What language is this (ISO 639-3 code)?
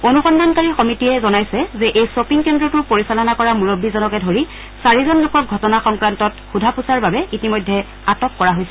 asm